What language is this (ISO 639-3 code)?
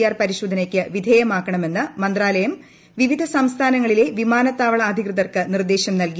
mal